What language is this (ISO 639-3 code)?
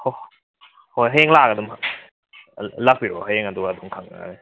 mni